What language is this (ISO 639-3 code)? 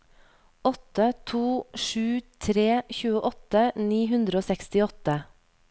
nor